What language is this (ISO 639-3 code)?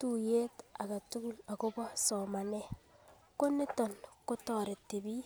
kln